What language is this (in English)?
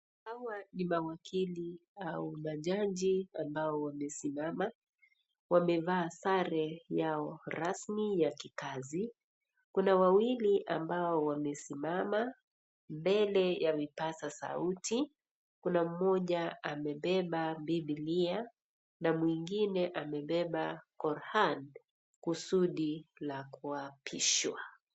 Swahili